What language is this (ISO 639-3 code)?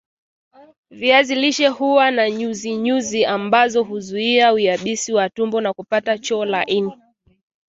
swa